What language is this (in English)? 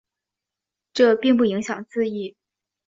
Chinese